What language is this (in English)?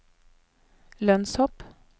Norwegian